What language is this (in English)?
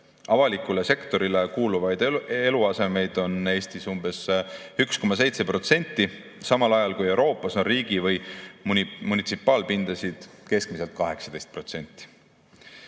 Estonian